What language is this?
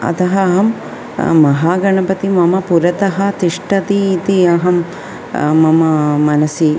Sanskrit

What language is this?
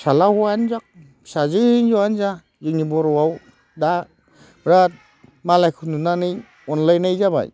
Bodo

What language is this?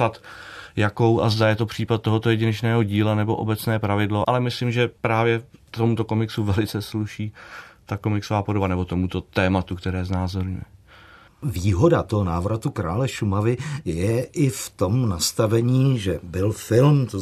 Czech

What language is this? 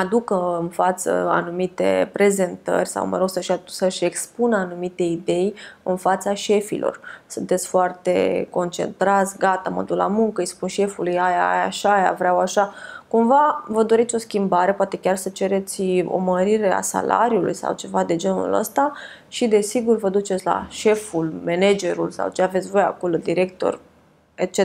Romanian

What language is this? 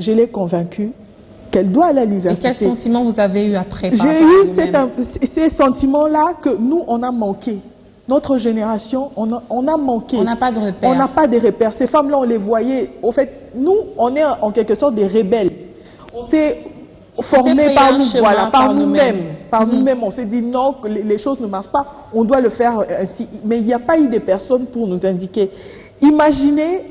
French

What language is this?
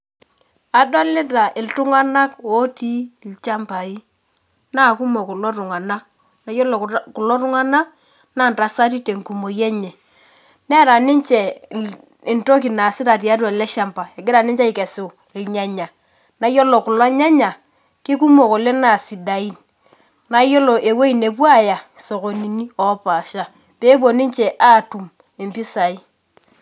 Masai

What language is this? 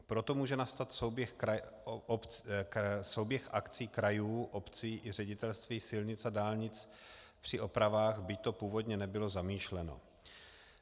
Czech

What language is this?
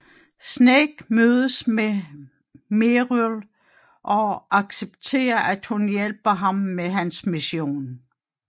Danish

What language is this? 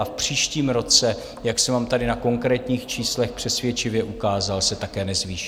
Czech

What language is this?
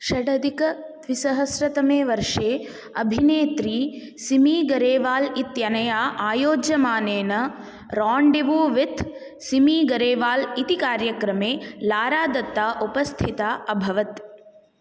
Sanskrit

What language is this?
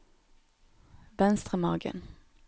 Norwegian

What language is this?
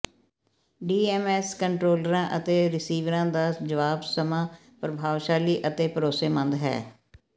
Punjabi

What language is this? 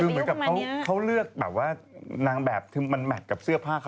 Thai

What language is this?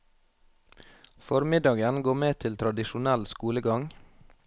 Norwegian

